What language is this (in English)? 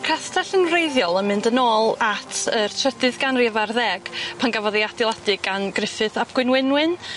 Welsh